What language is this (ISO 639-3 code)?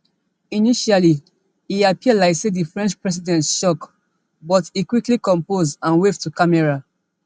pcm